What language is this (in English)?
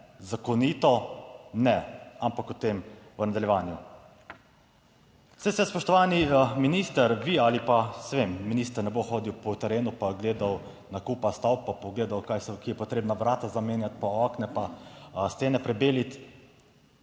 Slovenian